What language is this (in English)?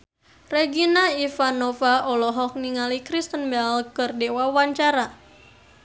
Sundanese